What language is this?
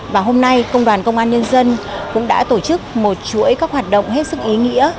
Vietnamese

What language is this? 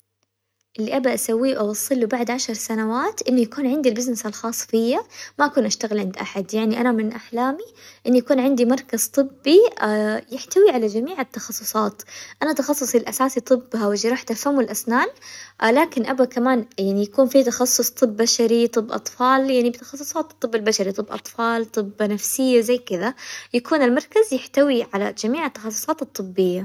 Hijazi Arabic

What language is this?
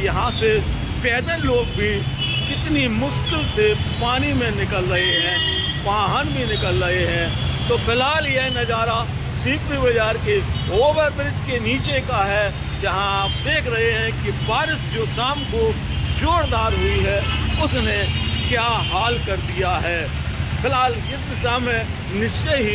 Hindi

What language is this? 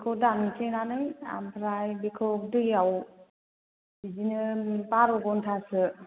Bodo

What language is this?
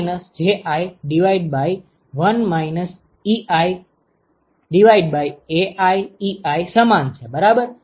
Gujarati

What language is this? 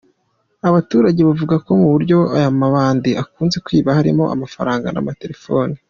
Kinyarwanda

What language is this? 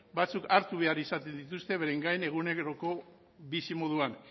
Basque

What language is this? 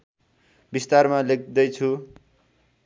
Nepali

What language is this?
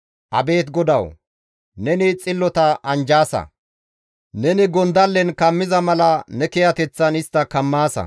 Gamo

